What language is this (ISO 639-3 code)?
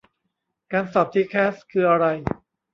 tha